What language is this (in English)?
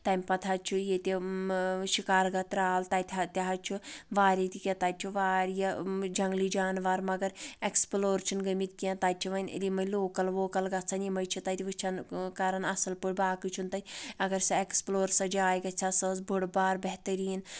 Kashmiri